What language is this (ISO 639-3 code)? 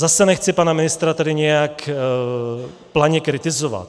ces